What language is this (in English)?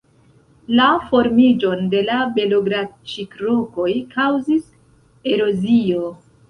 Esperanto